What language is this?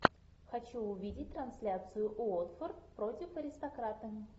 Russian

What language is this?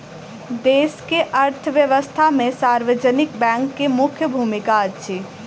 Maithili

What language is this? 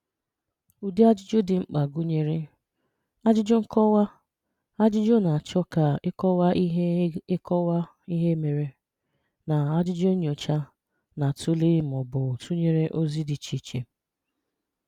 Igbo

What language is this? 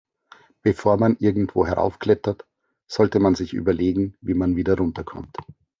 German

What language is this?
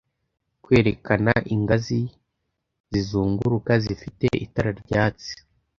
Kinyarwanda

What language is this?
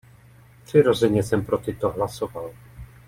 Czech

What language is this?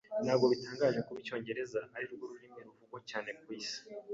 Kinyarwanda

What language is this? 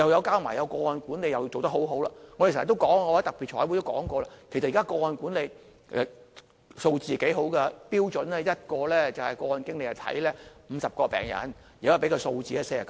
Cantonese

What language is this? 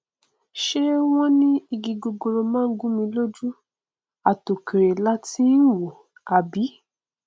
Yoruba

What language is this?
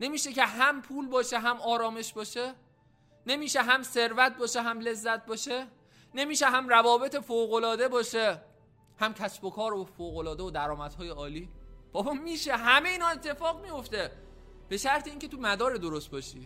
Persian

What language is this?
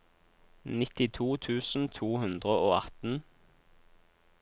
Norwegian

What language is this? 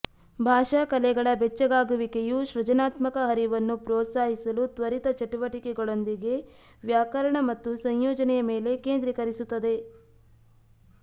Kannada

